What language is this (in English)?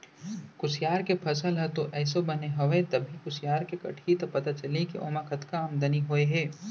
Chhattisgarhi